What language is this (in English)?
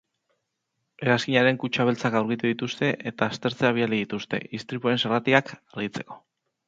Basque